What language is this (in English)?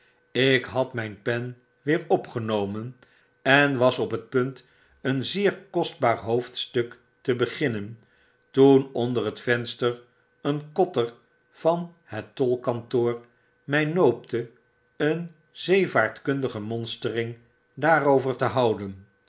Dutch